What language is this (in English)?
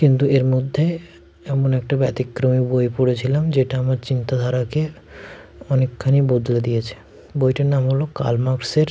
Bangla